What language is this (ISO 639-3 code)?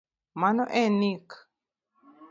luo